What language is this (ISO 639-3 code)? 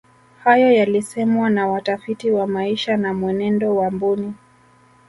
swa